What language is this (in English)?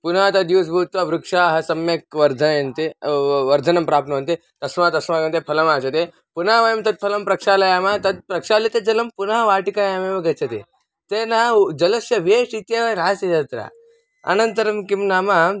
Sanskrit